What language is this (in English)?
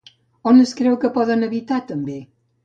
Catalan